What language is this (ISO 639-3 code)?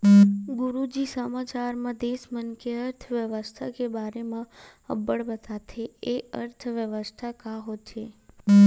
hne